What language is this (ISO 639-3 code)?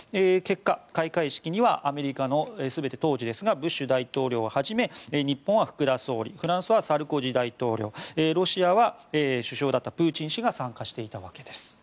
jpn